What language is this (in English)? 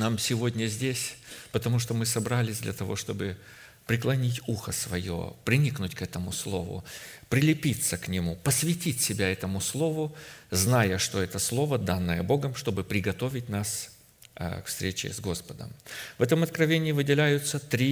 Russian